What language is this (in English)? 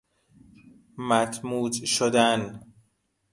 Persian